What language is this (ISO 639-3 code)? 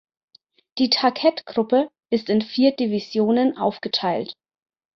deu